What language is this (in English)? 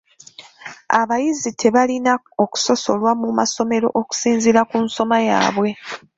Ganda